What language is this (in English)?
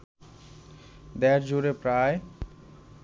Bangla